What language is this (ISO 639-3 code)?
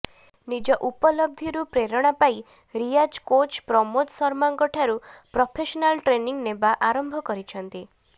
ori